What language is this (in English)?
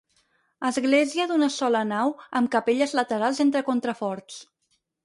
Catalan